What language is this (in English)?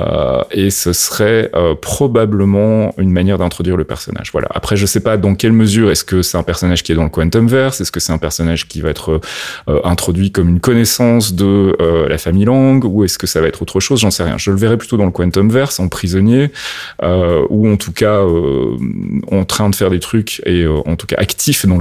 French